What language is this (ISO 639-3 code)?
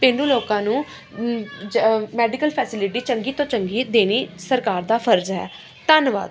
pan